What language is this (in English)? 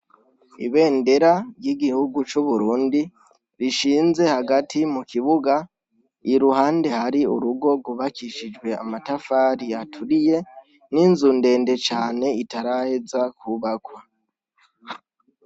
Rundi